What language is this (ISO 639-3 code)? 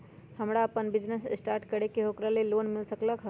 mag